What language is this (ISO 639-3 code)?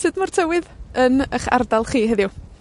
cym